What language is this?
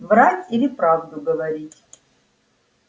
Russian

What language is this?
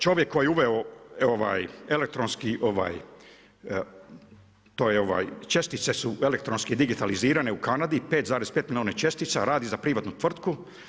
Croatian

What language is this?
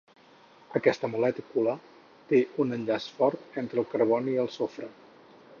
Catalan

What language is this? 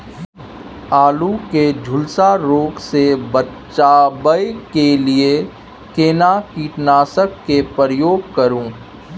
Maithili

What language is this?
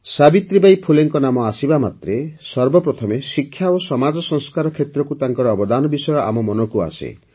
Odia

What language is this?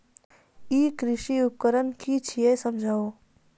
Maithili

